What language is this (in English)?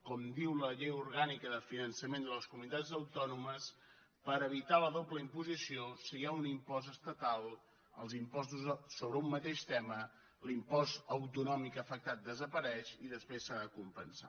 Catalan